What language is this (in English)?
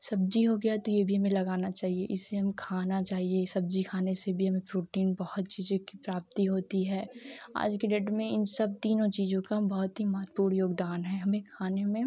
Hindi